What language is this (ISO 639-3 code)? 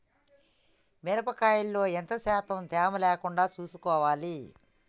tel